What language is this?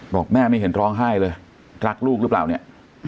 Thai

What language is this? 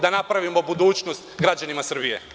Serbian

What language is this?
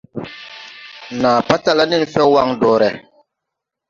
Tupuri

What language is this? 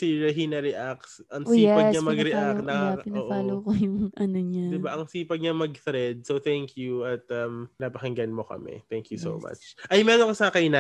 Filipino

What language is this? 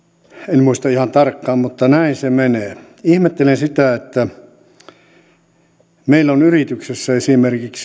Finnish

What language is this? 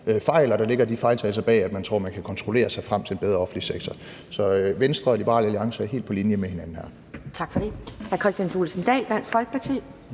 Danish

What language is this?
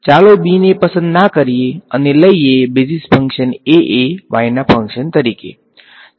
Gujarati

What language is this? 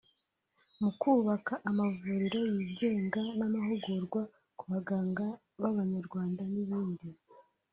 Kinyarwanda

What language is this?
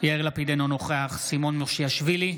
Hebrew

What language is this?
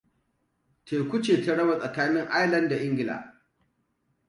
Hausa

